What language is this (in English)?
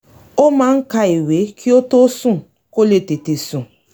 Yoruba